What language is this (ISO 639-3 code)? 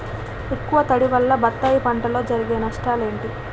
tel